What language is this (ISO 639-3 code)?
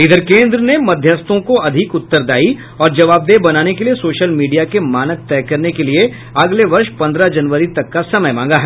hin